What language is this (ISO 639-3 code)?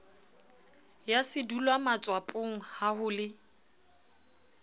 sot